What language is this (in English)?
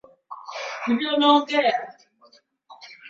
Swahili